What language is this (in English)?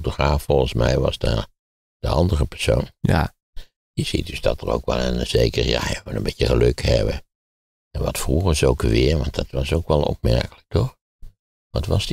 Dutch